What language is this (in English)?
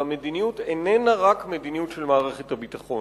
Hebrew